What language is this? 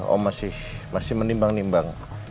Indonesian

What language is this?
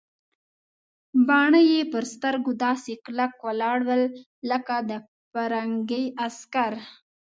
Pashto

